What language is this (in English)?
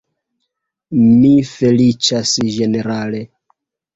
Esperanto